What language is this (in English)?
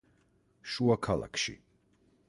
Georgian